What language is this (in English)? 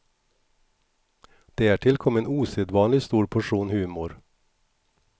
Swedish